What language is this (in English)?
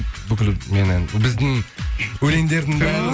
Kazakh